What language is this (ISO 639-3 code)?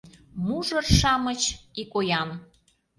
chm